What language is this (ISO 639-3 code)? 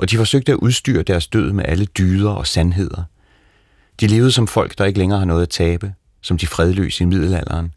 dan